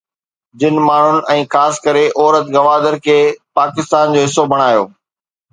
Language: Sindhi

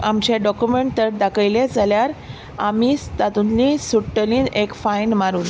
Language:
Konkani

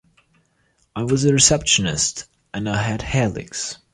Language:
English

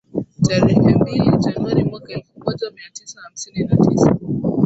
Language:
Swahili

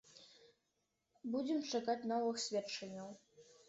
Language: Belarusian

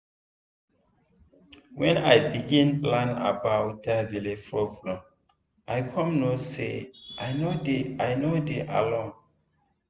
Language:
Nigerian Pidgin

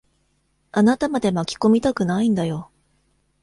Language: Japanese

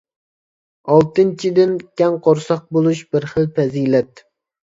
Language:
Uyghur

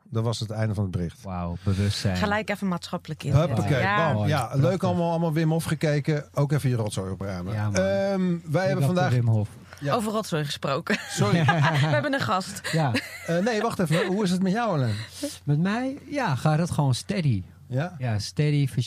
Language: Dutch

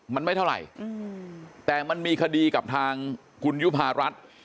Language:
Thai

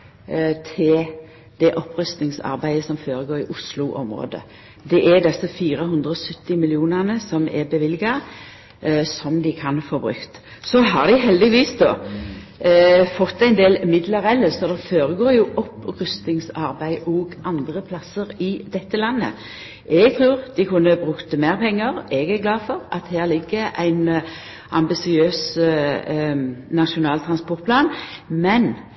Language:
Norwegian Nynorsk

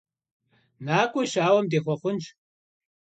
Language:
Kabardian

